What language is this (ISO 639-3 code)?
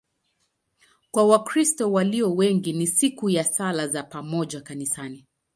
swa